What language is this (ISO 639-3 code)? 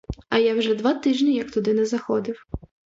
ukr